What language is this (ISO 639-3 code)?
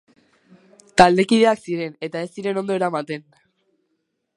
eus